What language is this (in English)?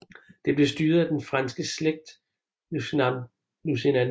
Danish